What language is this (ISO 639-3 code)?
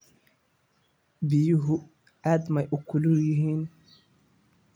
som